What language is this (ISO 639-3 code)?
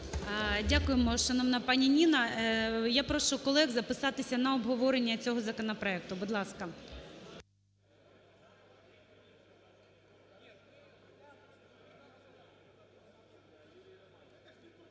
ukr